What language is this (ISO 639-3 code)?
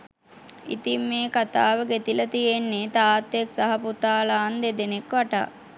sin